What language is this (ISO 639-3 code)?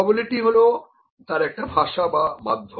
ben